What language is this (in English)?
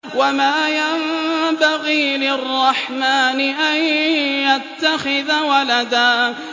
Arabic